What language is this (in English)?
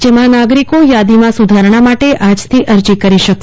Gujarati